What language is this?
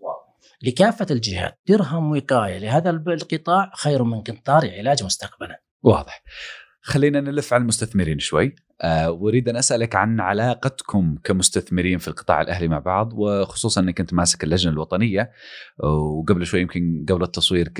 Arabic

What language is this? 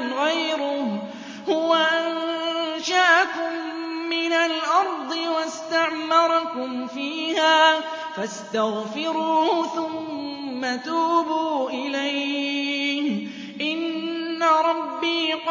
Arabic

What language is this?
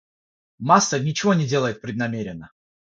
Russian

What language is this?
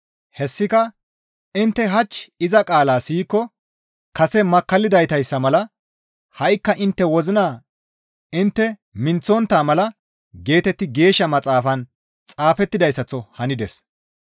Gamo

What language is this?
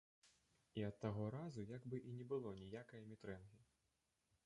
Belarusian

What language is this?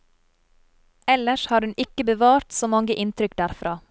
Norwegian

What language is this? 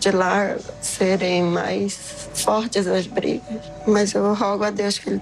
Portuguese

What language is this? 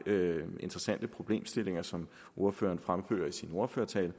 Danish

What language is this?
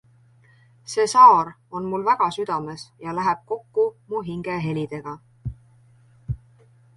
Estonian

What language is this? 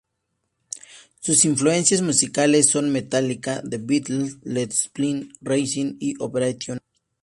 Spanish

